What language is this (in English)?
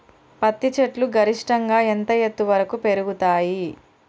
Telugu